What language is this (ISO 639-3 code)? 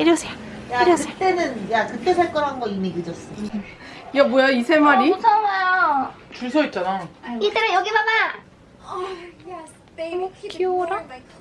kor